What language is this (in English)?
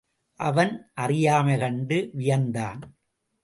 Tamil